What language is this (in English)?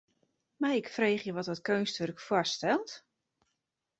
Western Frisian